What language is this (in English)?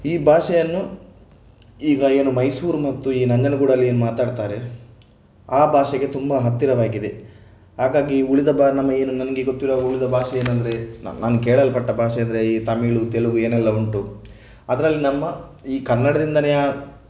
Kannada